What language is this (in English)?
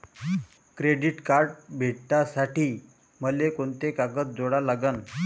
Marathi